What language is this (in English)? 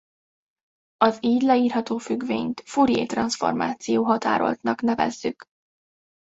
Hungarian